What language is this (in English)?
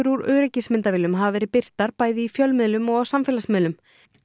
Icelandic